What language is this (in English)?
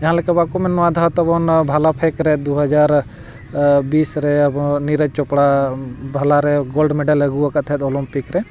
Santali